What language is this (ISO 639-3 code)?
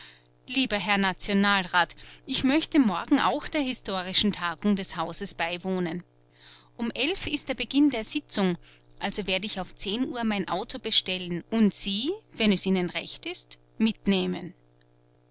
deu